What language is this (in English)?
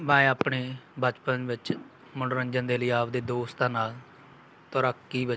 Punjabi